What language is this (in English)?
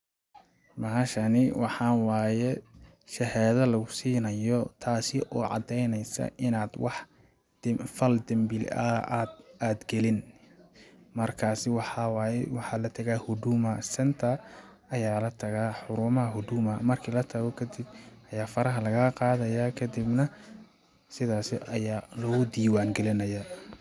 Somali